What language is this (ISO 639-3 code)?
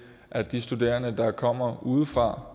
dan